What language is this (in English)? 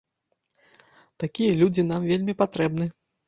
Belarusian